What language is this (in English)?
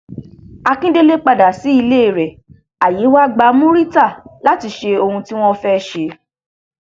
Yoruba